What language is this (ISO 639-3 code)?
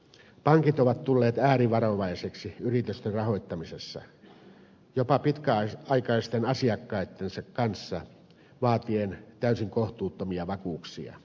fin